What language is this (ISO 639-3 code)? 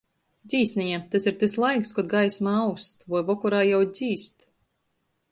ltg